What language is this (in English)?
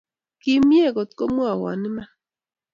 Kalenjin